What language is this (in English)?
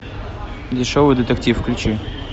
Russian